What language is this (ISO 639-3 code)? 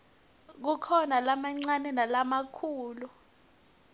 ssw